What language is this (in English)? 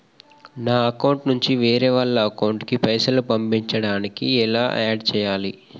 Telugu